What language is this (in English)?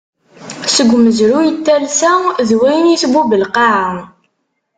Kabyle